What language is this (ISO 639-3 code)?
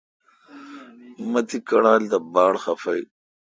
xka